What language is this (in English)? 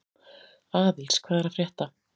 Icelandic